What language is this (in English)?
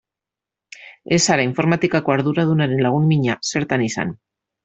Basque